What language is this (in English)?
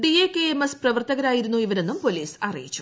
Malayalam